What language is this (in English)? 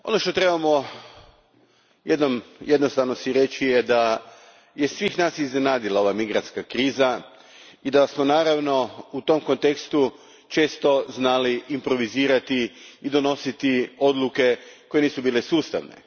Croatian